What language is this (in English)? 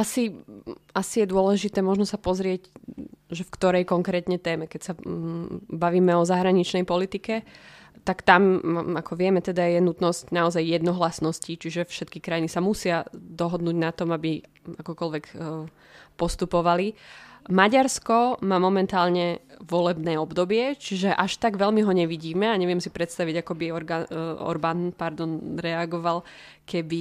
Slovak